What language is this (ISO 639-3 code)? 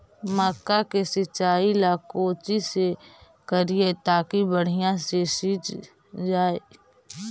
mag